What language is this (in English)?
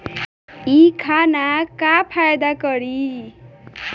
Bhojpuri